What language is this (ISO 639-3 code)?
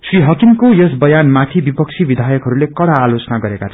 nep